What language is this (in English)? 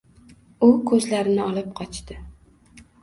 Uzbek